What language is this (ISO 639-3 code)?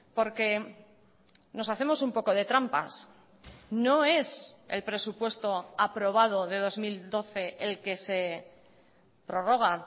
spa